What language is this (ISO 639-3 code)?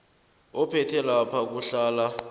nbl